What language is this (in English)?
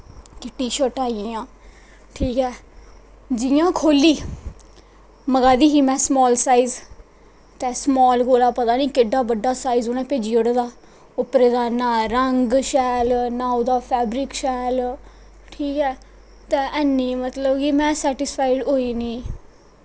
Dogri